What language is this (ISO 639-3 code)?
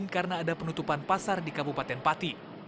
ind